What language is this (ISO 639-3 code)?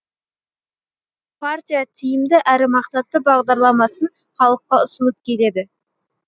kaz